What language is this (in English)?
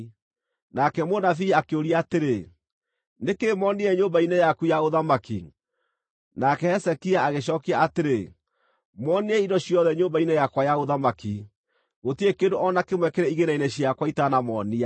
Kikuyu